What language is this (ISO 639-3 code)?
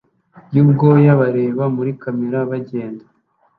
kin